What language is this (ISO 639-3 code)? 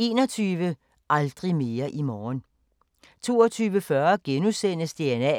dan